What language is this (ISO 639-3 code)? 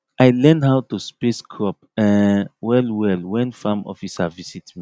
pcm